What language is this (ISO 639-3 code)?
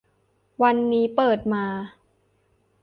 tha